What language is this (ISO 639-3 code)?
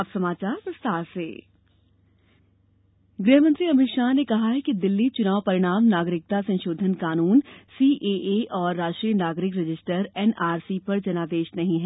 hin